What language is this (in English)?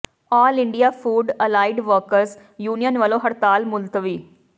Punjabi